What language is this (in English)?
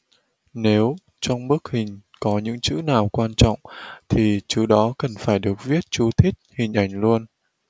Vietnamese